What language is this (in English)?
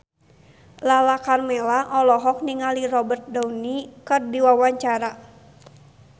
Sundanese